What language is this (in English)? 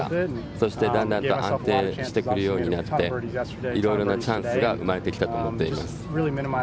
Japanese